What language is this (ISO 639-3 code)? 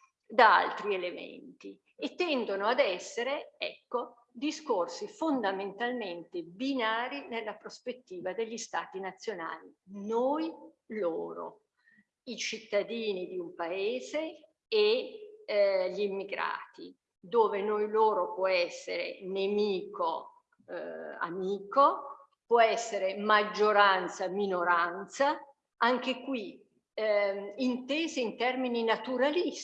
ita